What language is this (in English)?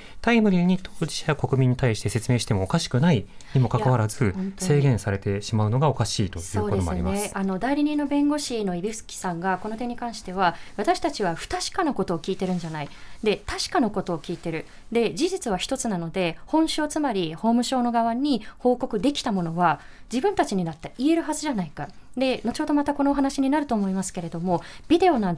Japanese